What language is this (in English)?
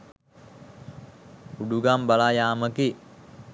Sinhala